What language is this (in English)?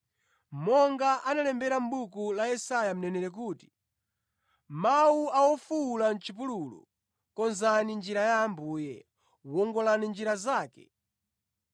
Nyanja